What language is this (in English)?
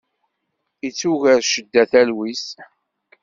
Kabyle